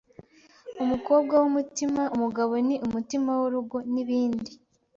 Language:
Kinyarwanda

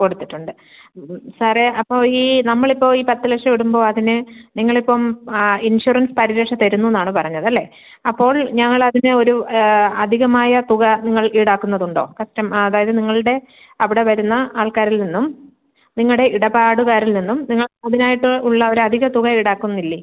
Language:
Malayalam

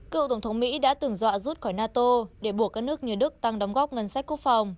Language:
Vietnamese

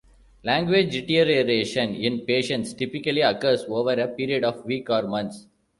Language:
English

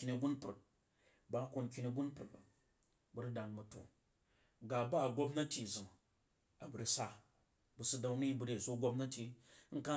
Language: Jiba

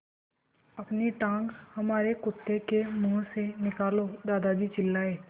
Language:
Hindi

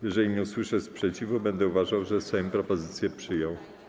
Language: Polish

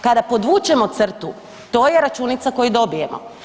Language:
Croatian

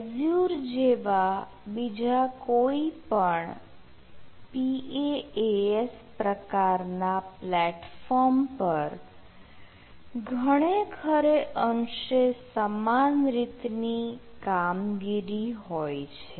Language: Gujarati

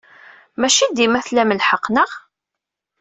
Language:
Kabyle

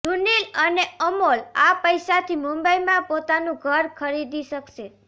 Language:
Gujarati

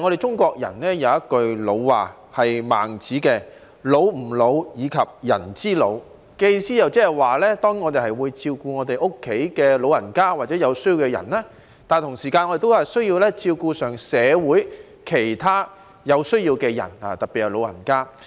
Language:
Cantonese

